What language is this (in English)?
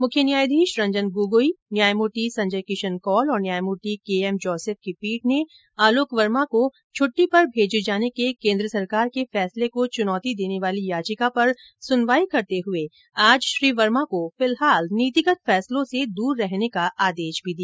Hindi